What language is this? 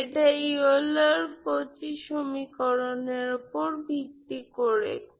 Bangla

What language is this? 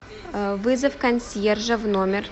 Russian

